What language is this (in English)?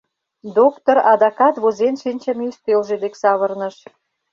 Mari